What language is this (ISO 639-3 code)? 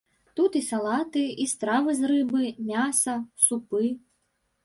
bel